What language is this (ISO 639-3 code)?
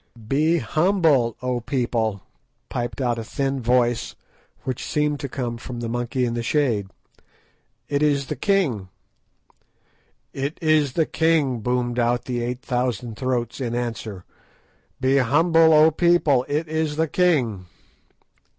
eng